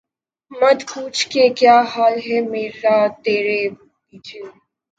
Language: Urdu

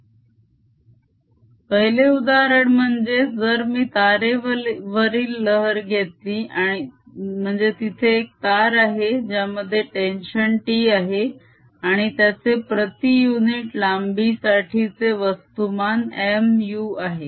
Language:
Marathi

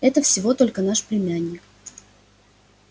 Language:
Russian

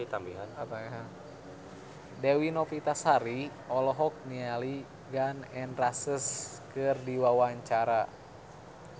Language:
Sundanese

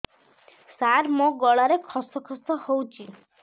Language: Odia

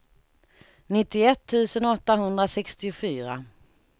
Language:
Swedish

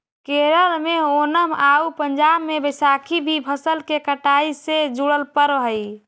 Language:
Magahi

